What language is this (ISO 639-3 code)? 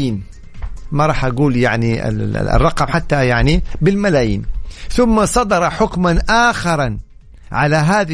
ara